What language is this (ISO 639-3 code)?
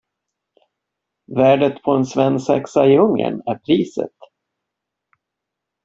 swe